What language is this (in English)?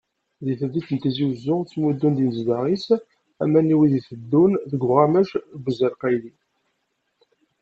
Kabyle